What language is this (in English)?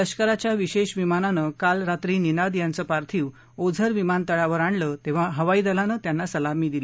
Marathi